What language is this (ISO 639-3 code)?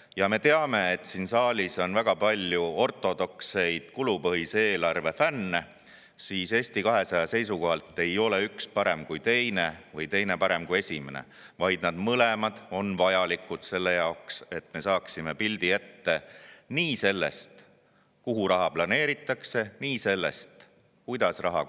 est